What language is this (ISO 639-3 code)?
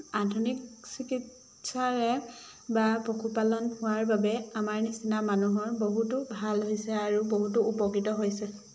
asm